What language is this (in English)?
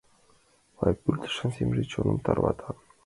Mari